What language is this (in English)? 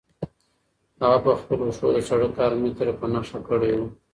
Pashto